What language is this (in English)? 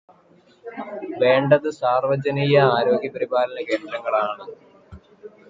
Malayalam